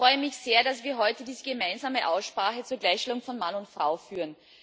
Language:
German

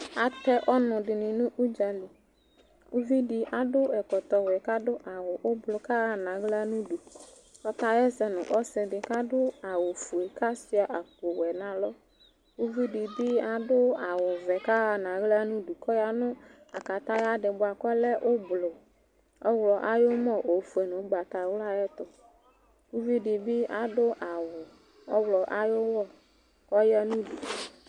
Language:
Ikposo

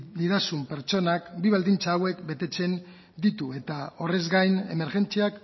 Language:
Basque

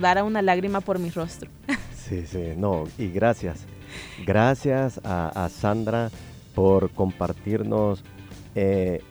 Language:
Spanish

